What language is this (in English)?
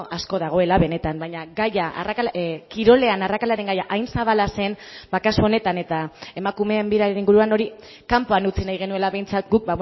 Basque